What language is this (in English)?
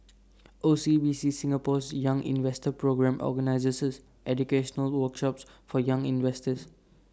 English